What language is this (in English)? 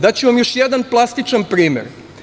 Serbian